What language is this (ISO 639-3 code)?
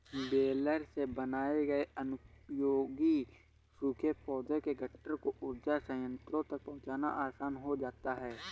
hin